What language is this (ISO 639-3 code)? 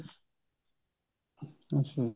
pan